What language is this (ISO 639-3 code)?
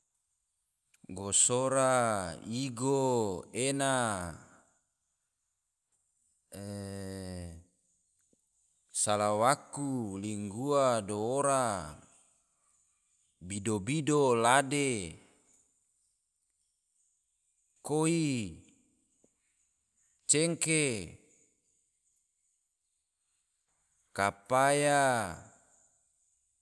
tvo